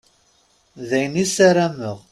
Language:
Kabyle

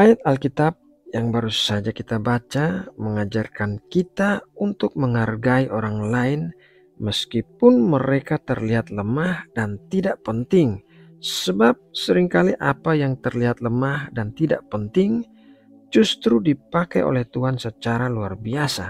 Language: Indonesian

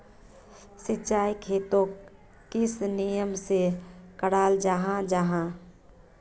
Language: Magahi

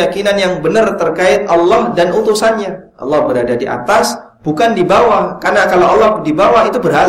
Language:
Indonesian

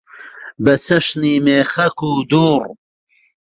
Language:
Central Kurdish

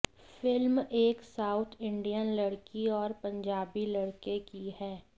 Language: Hindi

